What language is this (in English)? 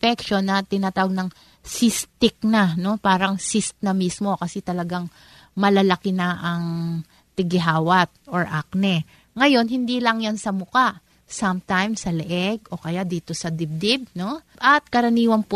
Filipino